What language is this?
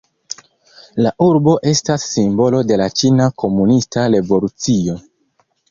Esperanto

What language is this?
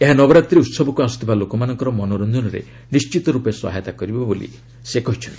Odia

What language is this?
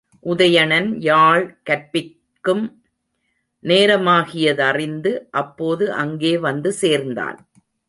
Tamil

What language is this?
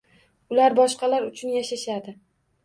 Uzbek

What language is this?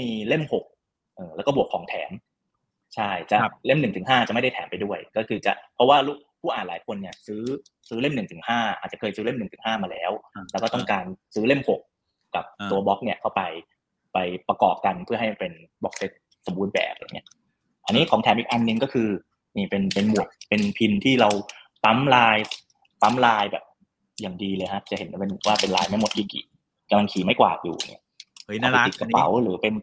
Thai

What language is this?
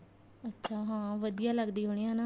Punjabi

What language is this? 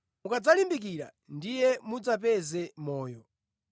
Nyanja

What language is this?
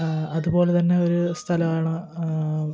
Malayalam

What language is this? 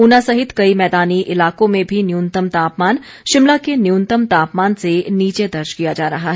Hindi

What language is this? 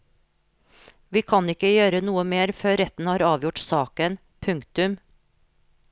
Norwegian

